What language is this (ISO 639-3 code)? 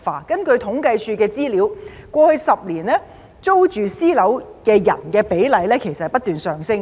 yue